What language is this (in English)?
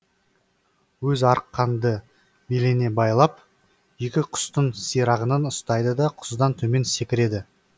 Kazakh